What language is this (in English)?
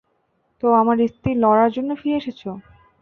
Bangla